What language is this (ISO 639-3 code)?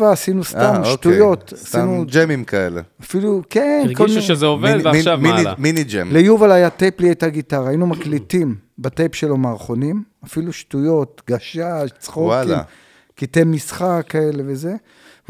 heb